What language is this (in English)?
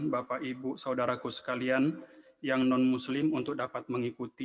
Indonesian